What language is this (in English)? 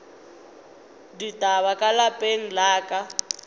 Northern Sotho